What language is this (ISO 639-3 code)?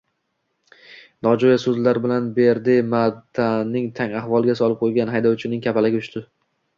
uzb